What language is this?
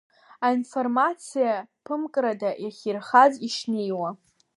Abkhazian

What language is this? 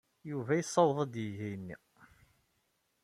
Kabyle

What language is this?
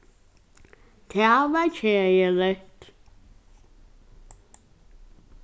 Faroese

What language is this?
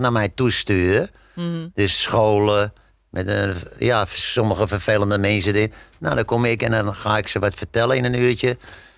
Dutch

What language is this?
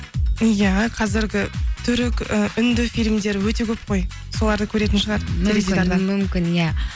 Kazakh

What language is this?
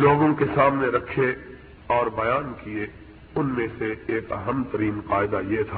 Urdu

